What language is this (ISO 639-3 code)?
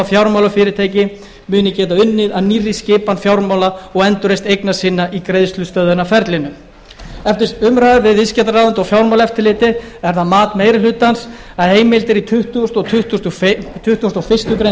isl